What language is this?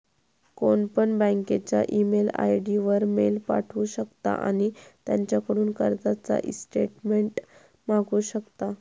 Marathi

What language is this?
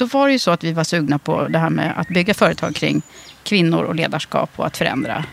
Swedish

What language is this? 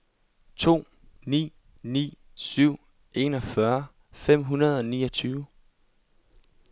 Danish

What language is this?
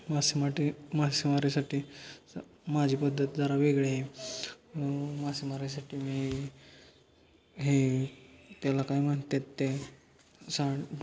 Marathi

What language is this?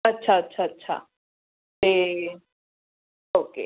Punjabi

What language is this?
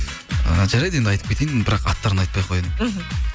Kazakh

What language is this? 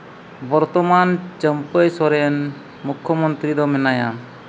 Santali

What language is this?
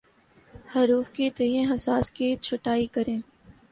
Urdu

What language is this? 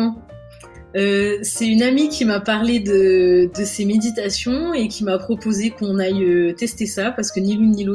French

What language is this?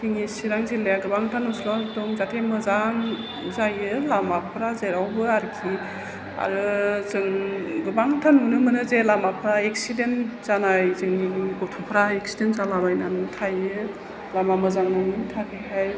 Bodo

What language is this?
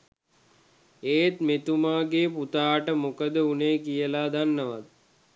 Sinhala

